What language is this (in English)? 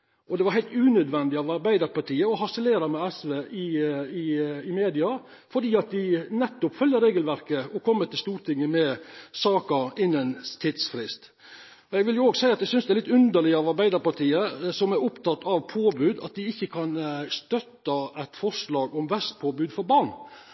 Norwegian Nynorsk